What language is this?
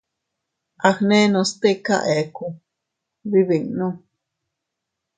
Teutila Cuicatec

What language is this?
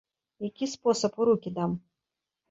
Belarusian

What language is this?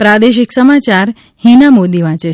Gujarati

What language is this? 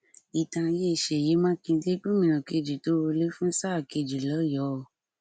Yoruba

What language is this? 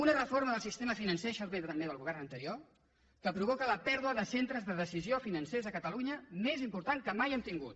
Catalan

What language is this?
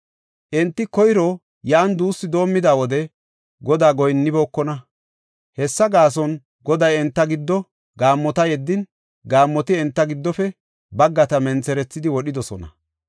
Gofa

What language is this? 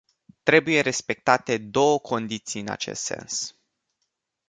Romanian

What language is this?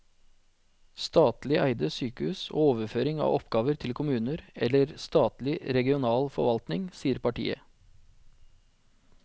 Norwegian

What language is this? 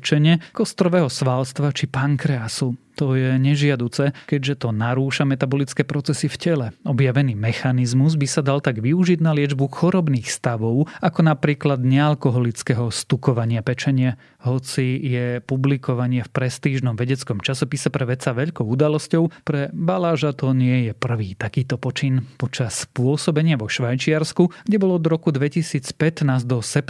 Slovak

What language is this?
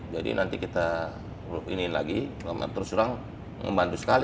Indonesian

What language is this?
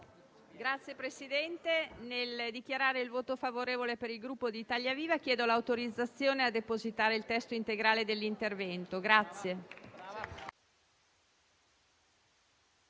Italian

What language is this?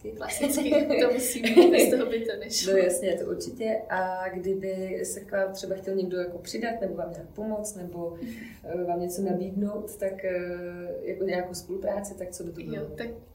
Czech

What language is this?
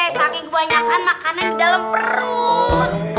Indonesian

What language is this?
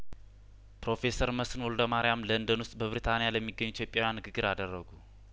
Amharic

